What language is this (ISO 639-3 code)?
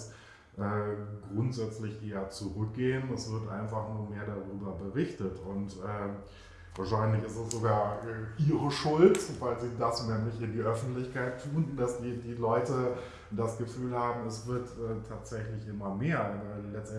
deu